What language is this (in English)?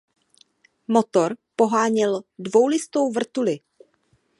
Czech